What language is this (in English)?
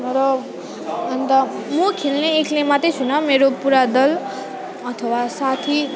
Nepali